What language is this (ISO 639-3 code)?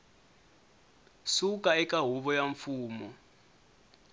tso